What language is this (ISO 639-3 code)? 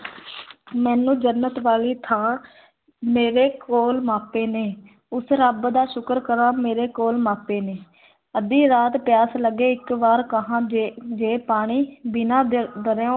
pan